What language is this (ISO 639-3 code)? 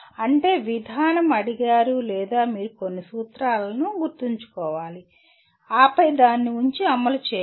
tel